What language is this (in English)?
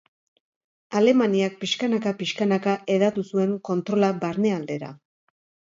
Basque